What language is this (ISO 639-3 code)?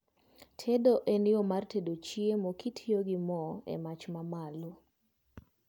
luo